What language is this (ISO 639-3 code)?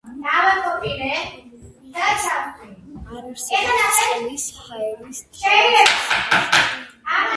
kat